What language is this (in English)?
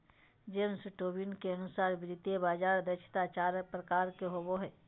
Magahi